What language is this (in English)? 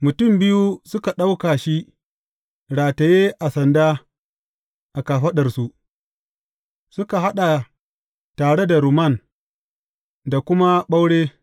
Hausa